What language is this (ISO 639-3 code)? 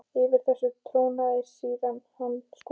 isl